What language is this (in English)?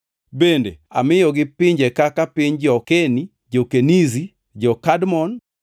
Luo (Kenya and Tanzania)